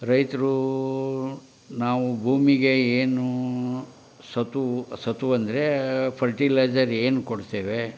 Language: Kannada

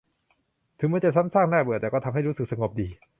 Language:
Thai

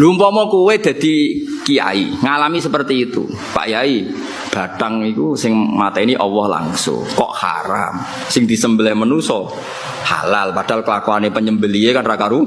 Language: Indonesian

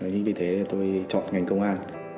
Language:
Vietnamese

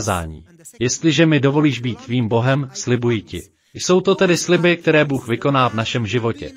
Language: Czech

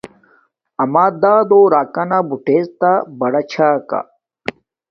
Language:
Domaaki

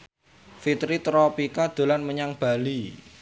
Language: Javanese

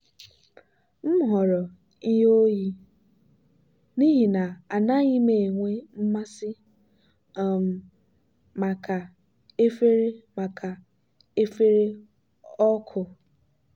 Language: Igbo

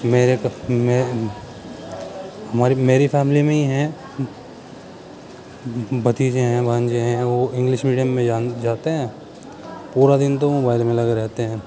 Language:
Urdu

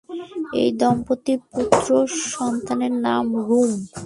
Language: Bangla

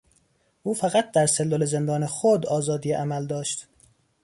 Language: Persian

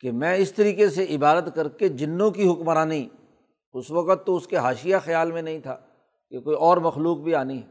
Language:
Urdu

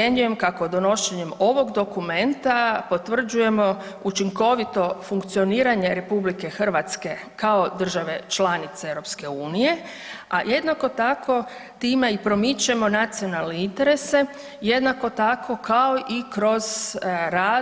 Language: Croatian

